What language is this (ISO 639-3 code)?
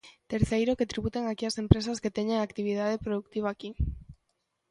glg